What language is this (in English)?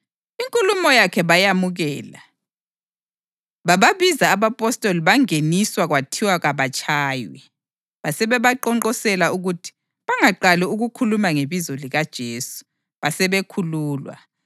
North Ndebele